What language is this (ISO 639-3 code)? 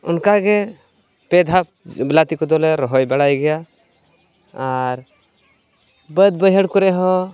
sat